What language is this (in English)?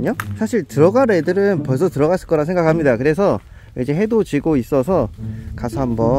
Korean